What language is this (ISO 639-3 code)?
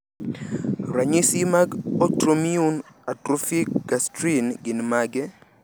luo